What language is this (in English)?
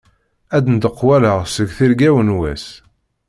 Kabyle